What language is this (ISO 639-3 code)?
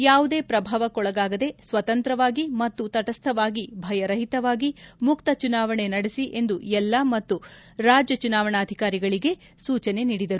kan